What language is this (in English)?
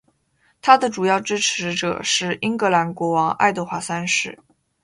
Chinese